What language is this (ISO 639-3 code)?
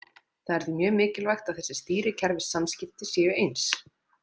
isl